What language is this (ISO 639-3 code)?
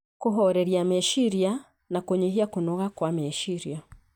kik